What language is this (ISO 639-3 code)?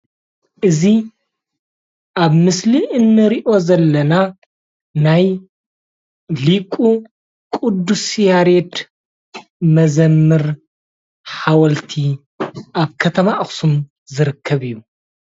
tir